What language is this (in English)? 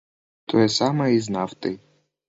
Belarusian